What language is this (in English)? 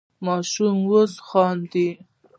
Pashto